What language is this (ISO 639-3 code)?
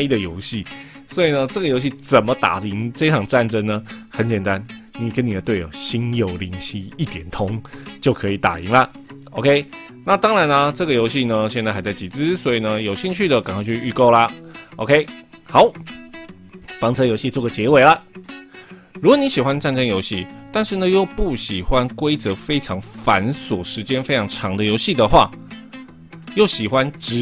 zho